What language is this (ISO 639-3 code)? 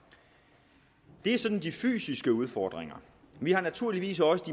dan